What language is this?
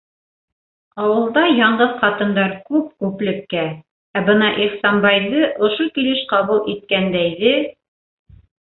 Bashkir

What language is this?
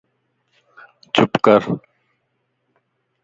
Lasi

